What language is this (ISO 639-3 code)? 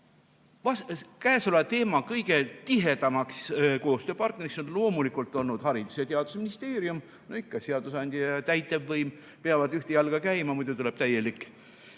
est